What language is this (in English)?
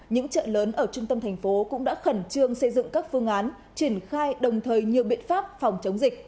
Vietnamese